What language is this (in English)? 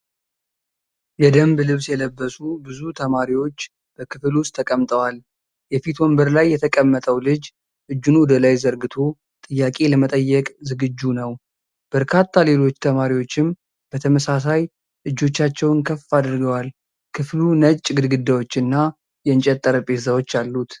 Amharic